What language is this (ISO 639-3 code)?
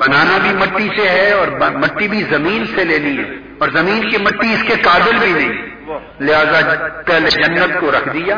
urd